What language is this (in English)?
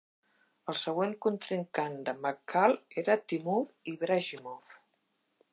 Catalan